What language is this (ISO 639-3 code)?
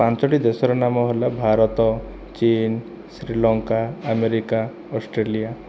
ori